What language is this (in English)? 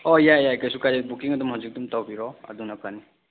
Manipuri